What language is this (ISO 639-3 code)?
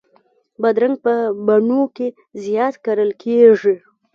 pus